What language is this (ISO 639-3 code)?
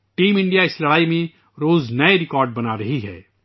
urd